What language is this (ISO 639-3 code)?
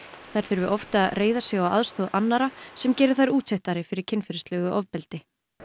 isl